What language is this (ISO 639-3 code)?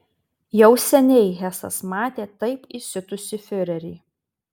lit